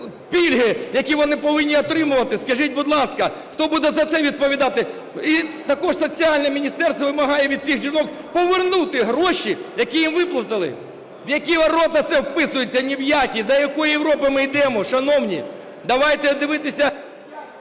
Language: Ukrainian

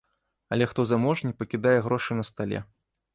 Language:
Belarusian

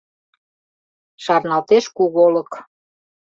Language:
Mari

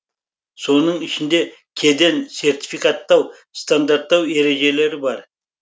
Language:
Kazakh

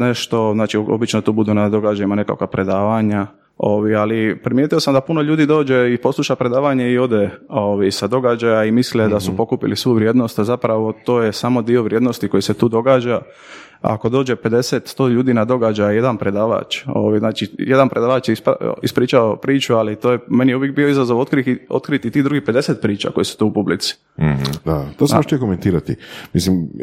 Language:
Croatian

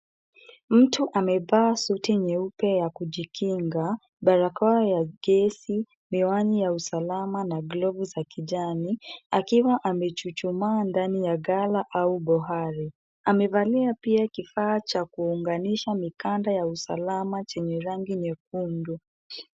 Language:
Swahili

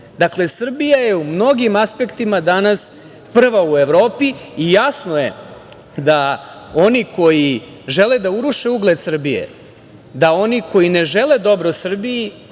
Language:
Serbian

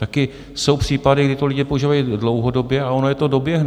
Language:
Czech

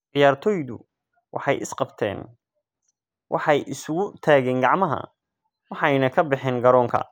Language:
Somali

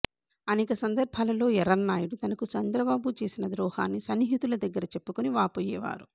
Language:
Telugu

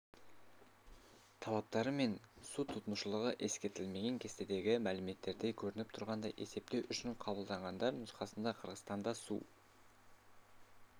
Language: Kazakh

